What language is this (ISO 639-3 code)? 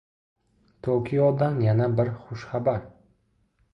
uzb